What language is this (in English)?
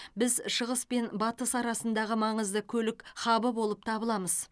Kazakh